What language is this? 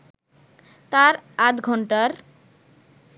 Bangla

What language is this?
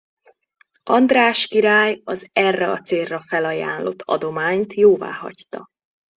Hungarian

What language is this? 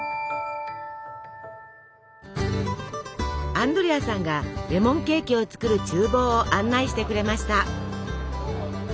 Japanese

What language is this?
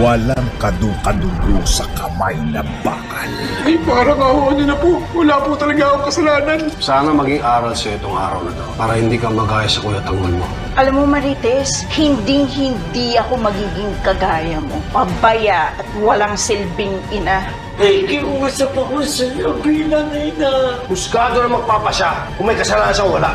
Filipino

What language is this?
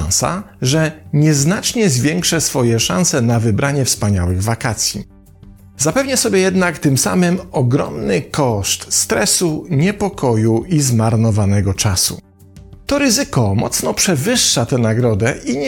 Polish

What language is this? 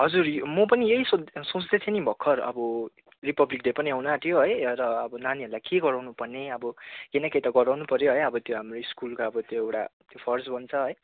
Nepali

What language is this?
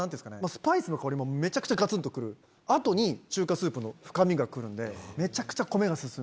Japanese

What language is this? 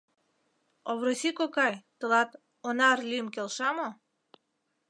Mari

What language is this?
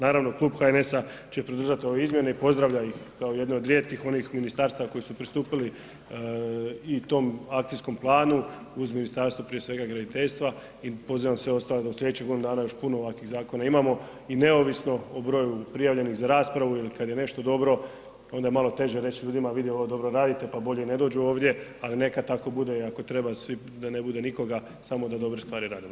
Croatian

